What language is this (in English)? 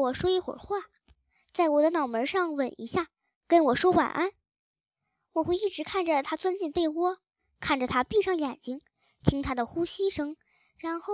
Chinese